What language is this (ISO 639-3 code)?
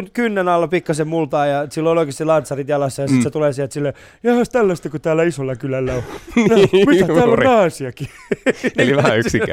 fin